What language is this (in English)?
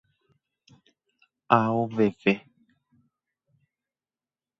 Guarani